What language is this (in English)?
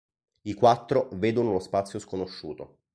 Italian